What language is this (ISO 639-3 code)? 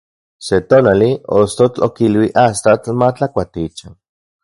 ncx